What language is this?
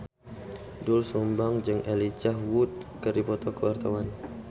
Sundanese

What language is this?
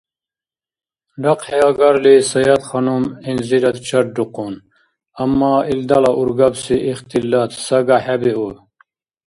Dargwa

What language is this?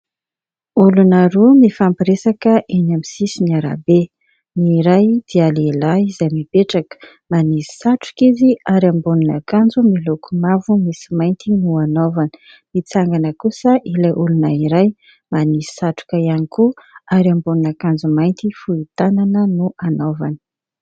Malagasy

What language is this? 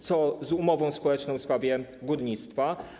Polish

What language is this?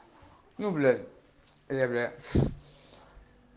Russian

